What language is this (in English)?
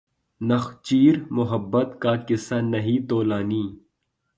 Urdu